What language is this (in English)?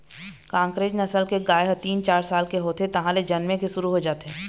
Chhattisgarhi